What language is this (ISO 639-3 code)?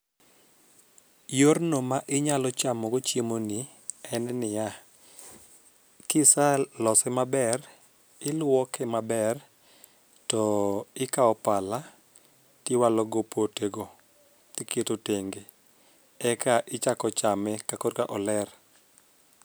luo